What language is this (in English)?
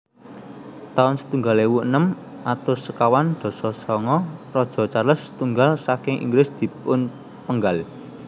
Javanese